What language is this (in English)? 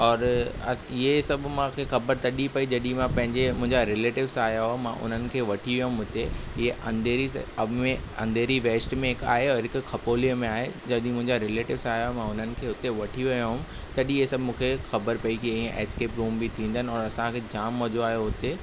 Sindhi